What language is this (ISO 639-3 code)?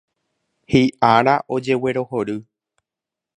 grn